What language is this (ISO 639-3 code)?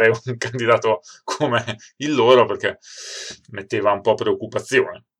ita